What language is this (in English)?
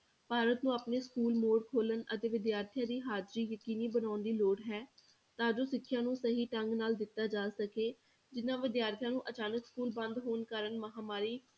Punjabi